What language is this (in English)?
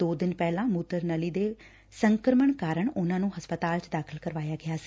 Punjabi